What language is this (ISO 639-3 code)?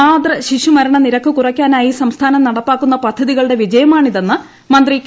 mal